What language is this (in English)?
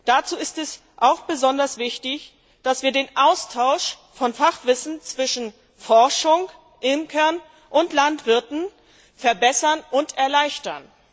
German